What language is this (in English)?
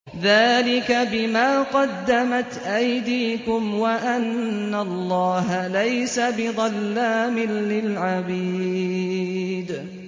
Arabic